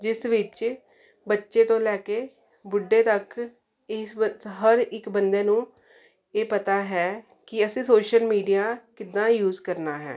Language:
Punjabi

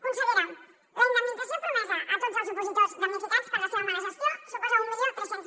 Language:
Catalan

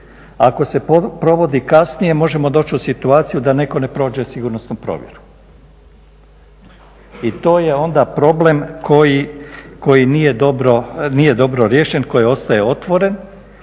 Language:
Croatian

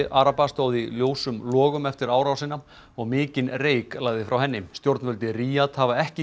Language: Icelandic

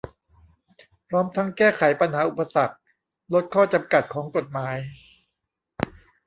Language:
Thai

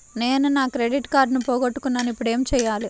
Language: Telugu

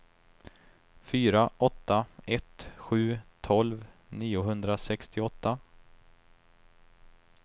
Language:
Swedish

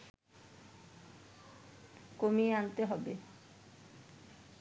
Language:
Bangla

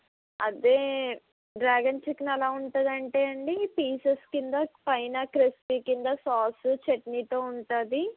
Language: Telugu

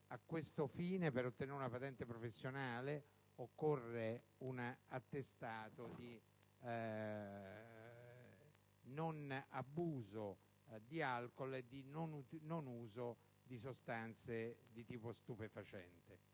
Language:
Italian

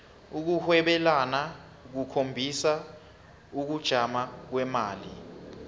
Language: South Ndebele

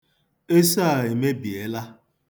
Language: Igbo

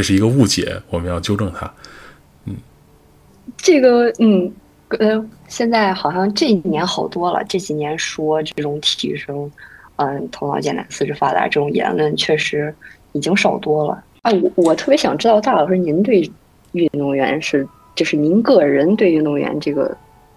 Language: Chinese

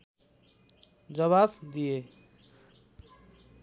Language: Nepali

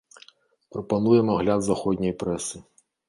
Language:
Belarusian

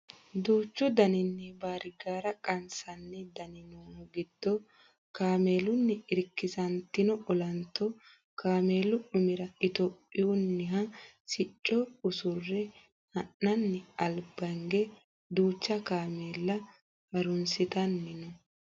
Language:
Sidamo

